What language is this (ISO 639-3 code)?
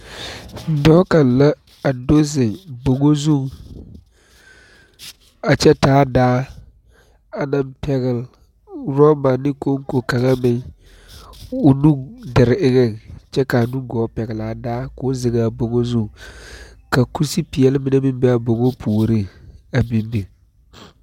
dga